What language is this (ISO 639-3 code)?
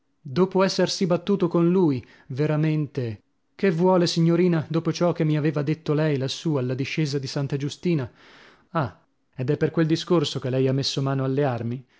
ita